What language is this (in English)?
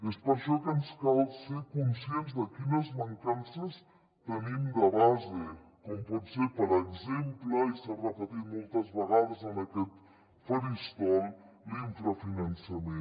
Catalan